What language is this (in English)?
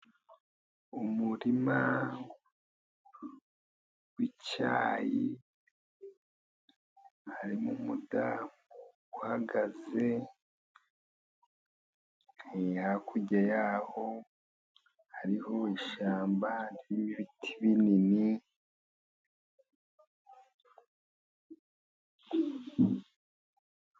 Kinyarwanda